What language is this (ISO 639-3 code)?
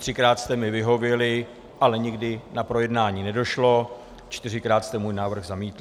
ces